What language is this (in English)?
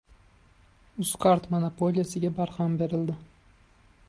Uzbek